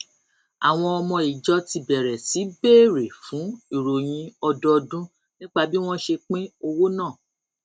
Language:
Yoruba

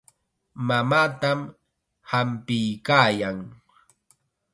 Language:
Chiquián Ancash Quechua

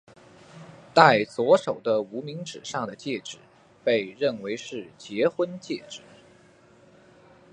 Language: Chinese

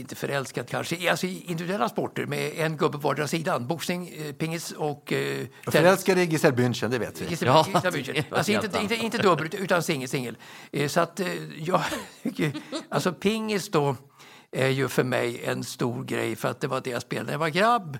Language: Swedish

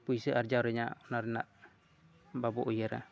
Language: Santali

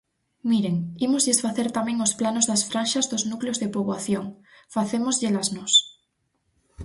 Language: Galician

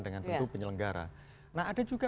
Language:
Indonesian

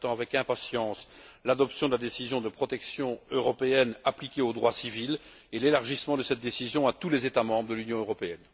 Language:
French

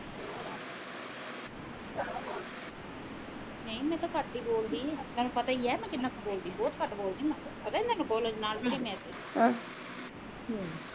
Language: Punjabi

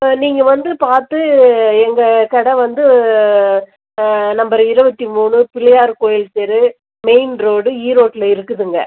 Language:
Tamil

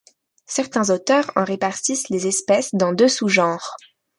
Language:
French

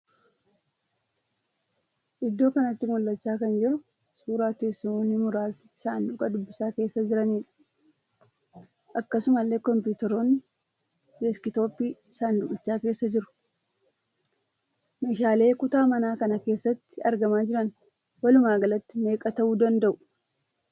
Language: Oromo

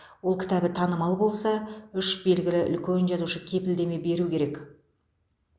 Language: Kazakh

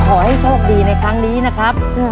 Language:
Thai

